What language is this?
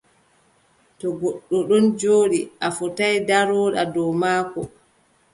Adamawa Fulfulde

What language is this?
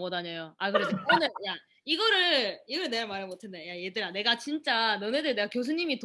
Korean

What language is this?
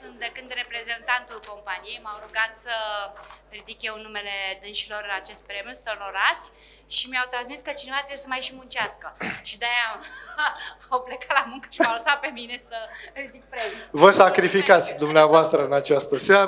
Romanian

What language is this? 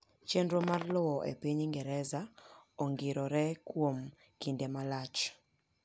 Luo (Kenya and Tanzania)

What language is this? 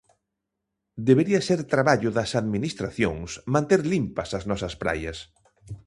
Galician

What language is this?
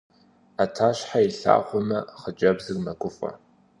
Kabardian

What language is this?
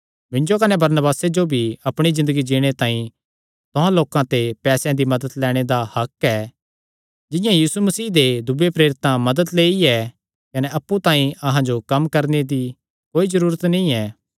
Kangri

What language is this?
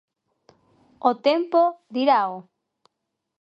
Galician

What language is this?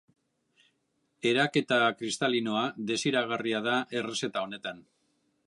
Basque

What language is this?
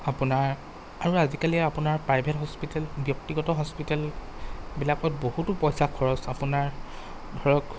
Assamese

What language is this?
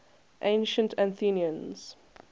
English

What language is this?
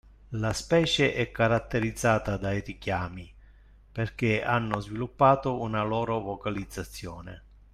Italian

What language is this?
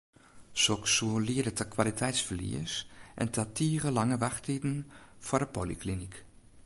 Western Frisian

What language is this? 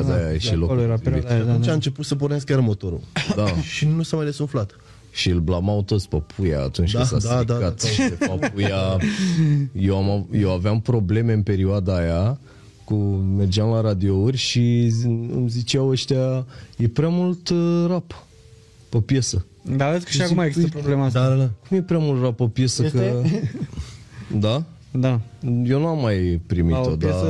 Romanian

